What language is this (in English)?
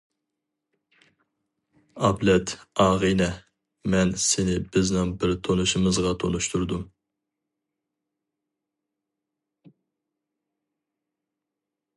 Uyghur